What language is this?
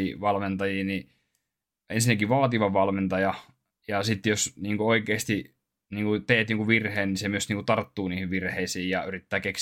Finnish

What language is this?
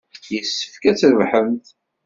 Kabyle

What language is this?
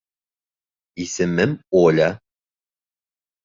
Bashkir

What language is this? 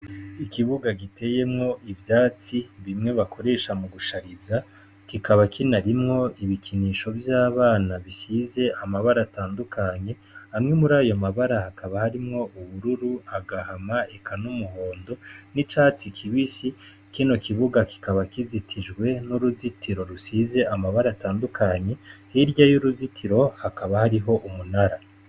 Rundi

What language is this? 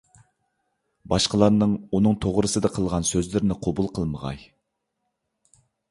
Uyghur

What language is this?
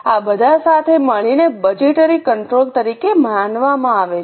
Gujarati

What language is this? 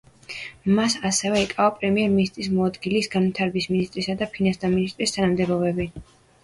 Georgian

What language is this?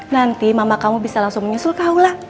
Indonesian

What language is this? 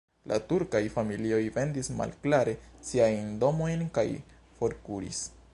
Esperanto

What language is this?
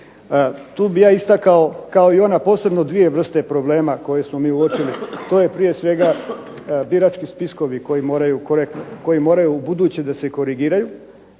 Croatian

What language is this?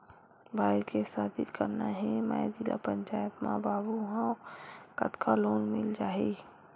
Chhattisgarhi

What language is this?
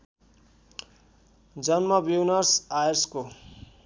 Nepali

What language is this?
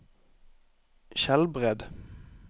Norwegian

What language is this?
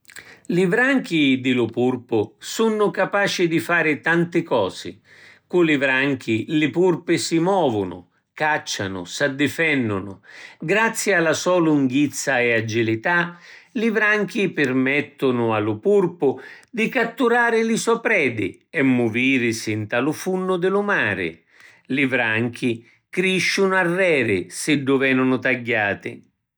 Sicilian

